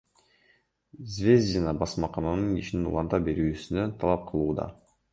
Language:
Kyrgyz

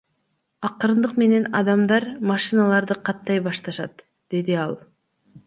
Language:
Kyrgyz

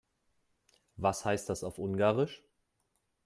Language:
German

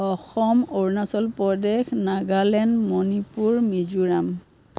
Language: Assamese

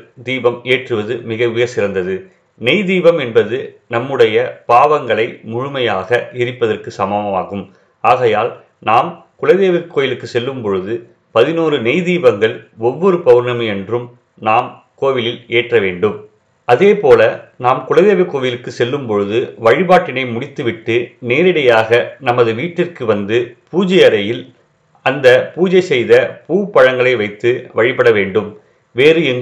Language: Tamil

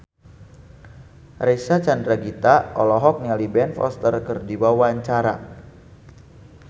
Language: Sundanese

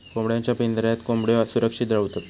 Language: Marathi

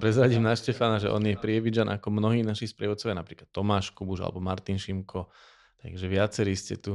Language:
Slovak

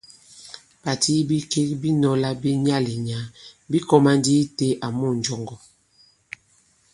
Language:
Bankon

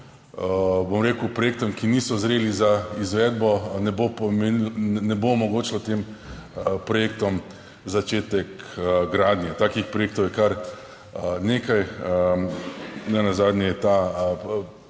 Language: Slovenian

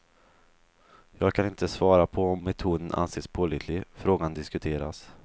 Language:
Swedish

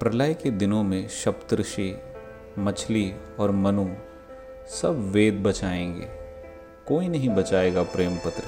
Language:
Hindi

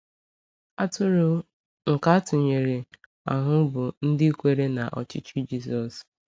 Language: Igbo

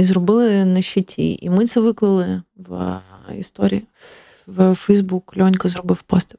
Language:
Ukrainian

